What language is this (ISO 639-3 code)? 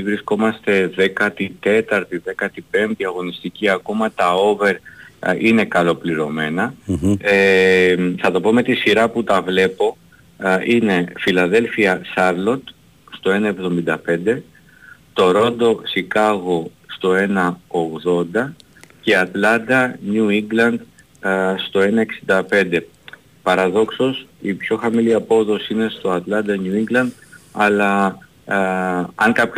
ell